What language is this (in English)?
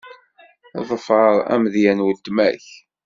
Kabyle